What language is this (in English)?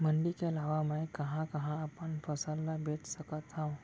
Chhattisgarhi